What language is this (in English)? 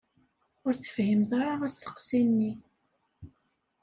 Kabyle